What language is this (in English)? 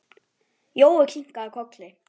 Icelandic